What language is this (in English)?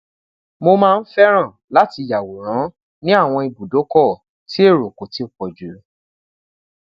Yoruba